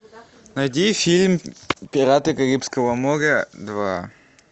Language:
Russian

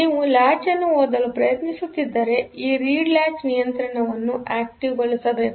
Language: Kannada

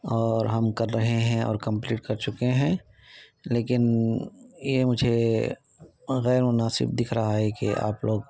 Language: Urdu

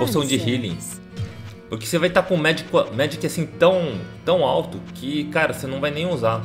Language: Portuguese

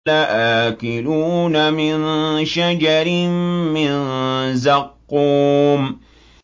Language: Arabic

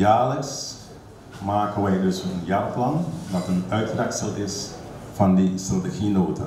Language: Dutch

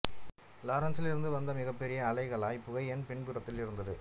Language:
Tamil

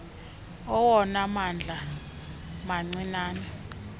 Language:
Xhosa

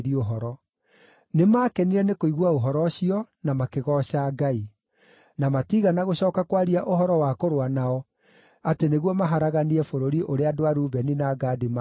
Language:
Kikuyu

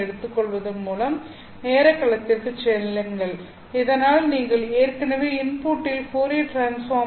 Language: Tamil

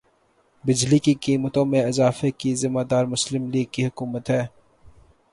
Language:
Urdu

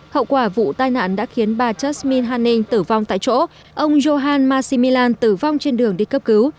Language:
Vietnamese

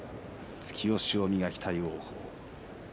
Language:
Japanese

